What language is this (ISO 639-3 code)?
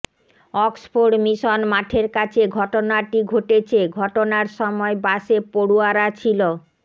ben